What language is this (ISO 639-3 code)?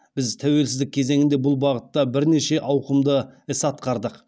kaz